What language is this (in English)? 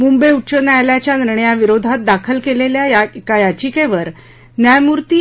Marathi